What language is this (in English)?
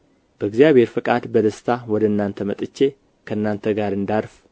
Amharic